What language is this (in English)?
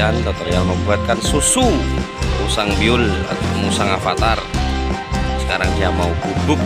Indonesian